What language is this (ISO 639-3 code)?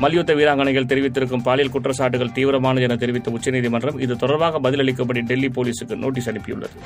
tam